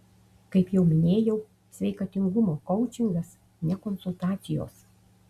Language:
Lithuanian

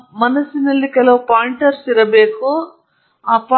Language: Kannada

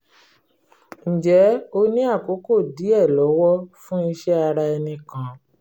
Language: Yoruba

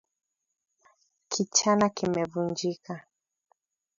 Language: Swahili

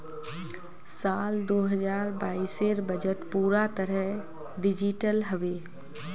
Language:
Magahi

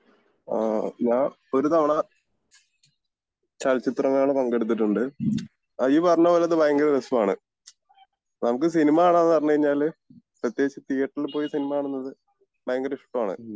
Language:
Malayalam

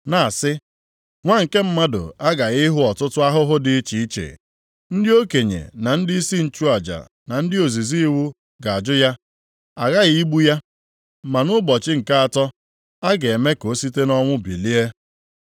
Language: Igbo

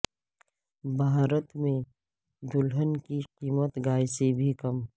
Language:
Urdu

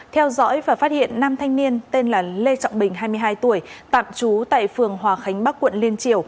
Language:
Vietnamese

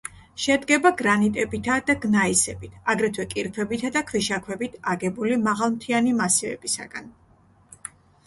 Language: Georgian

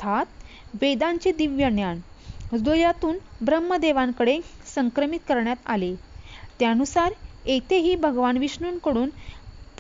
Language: Marathi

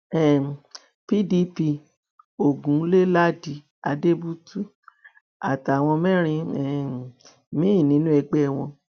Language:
Yoruba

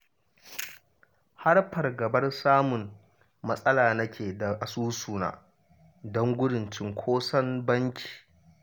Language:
Hausa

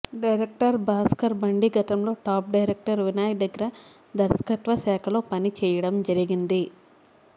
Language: Telugu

